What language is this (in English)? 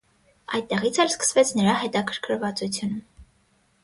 Armenian